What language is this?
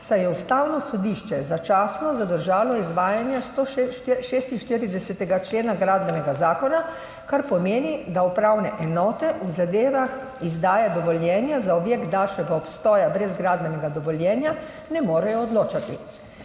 Slovenian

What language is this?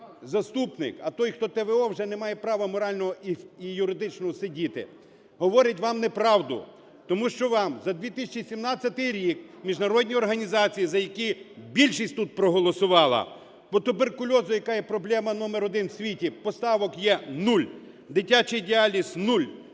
Ukrainian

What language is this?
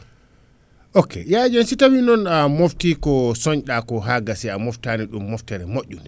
Fula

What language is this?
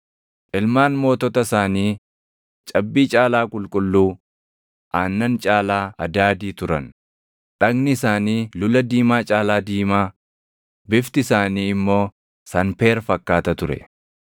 Oromo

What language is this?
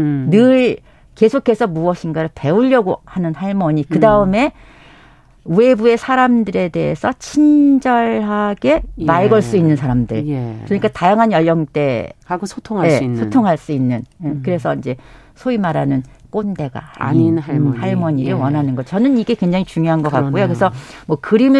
Korean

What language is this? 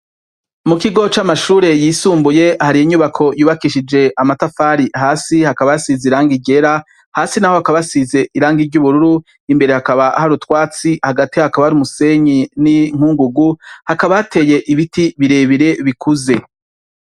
Rundi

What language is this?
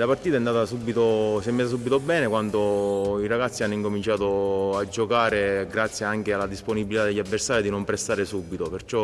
Italian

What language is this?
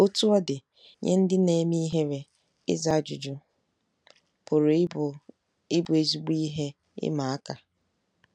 Igbo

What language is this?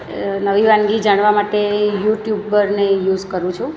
Gujarati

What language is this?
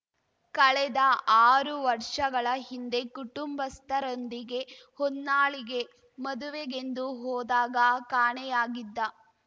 Kannada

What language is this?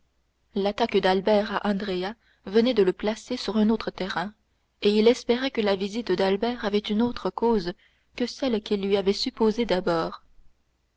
French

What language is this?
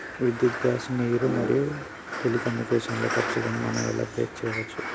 Telugu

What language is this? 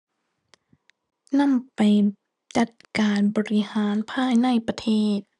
Thai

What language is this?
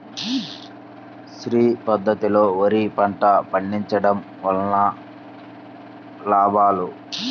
Telugu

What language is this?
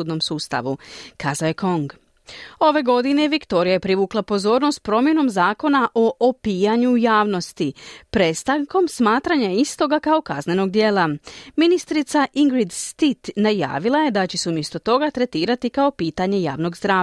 Croatian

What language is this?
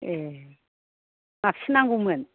Bodo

